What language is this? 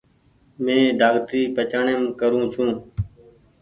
Goaria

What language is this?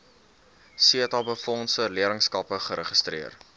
Afrikaans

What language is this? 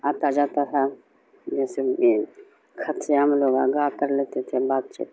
Urdu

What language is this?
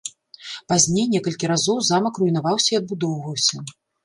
Belarusian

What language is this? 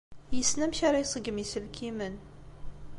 Kabyle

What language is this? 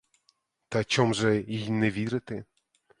Ukrainian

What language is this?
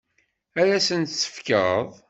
Kabyle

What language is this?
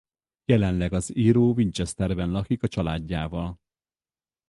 Hungarian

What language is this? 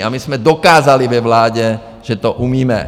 Czech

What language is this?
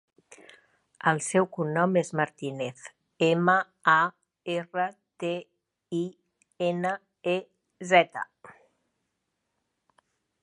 Catalan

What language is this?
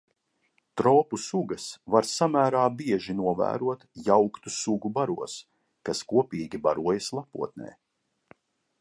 Latvian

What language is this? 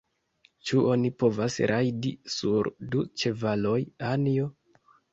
Esperanto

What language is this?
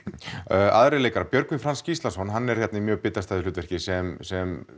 Icelandic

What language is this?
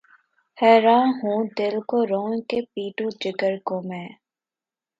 Urdu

